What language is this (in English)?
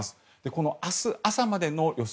Japanese